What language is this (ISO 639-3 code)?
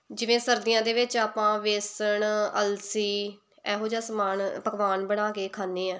pan